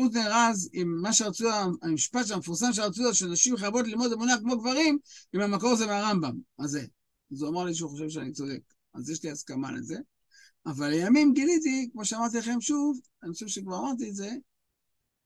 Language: Hebrew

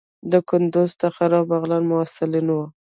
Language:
Pashto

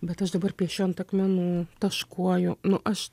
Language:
Lithuanian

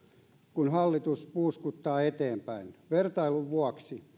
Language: Finnish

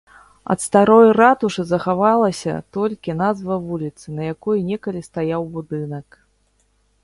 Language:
Belarusian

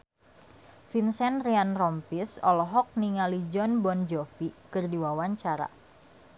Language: Sundanese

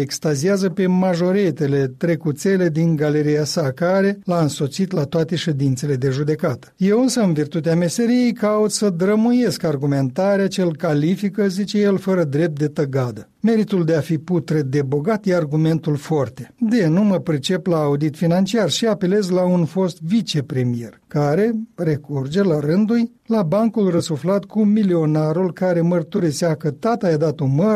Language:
Romanian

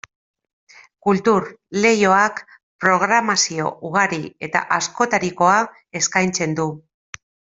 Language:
Basque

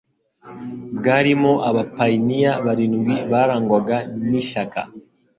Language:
Kinyarwanda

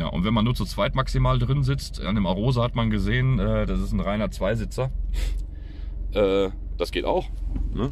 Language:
German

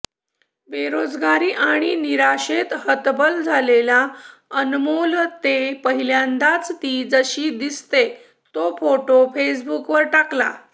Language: Marathi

